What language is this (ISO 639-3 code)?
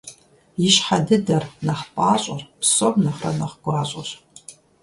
kbd